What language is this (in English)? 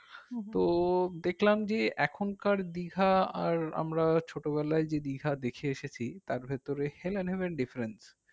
Bangla